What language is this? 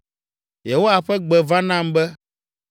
Ewe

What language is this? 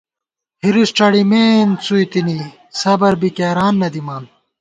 Gawar-Bati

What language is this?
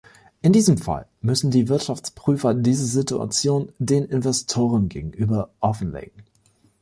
German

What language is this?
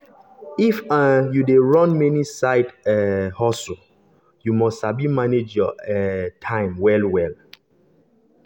Nigerian Pidgin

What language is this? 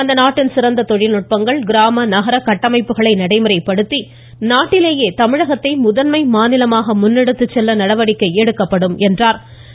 Tamil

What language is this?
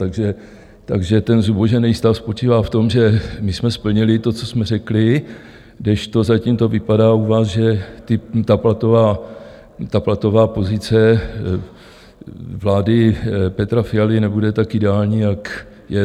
Czech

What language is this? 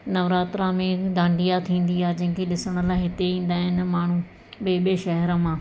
Sindhi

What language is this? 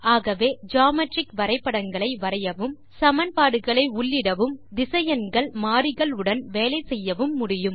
Tamil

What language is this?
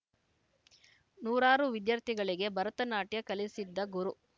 Kannada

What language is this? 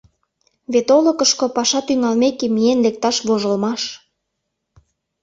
Mari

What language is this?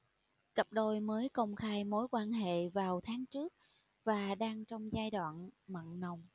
Vietnamese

